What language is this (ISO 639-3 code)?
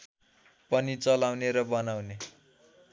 nep